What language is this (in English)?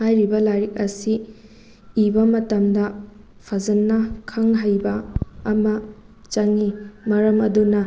Manipuri